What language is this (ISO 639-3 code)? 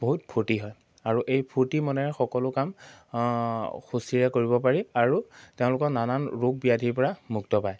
asm